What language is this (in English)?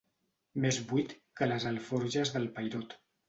Catalan